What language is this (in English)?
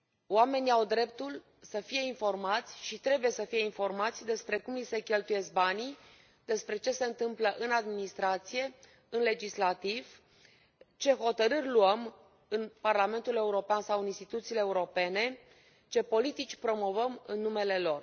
Romanian